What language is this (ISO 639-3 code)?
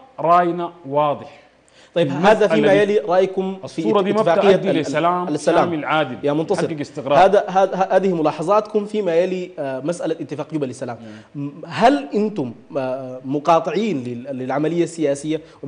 ara